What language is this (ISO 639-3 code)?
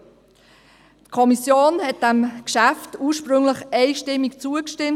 gsw